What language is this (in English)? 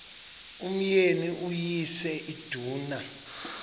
Xhosa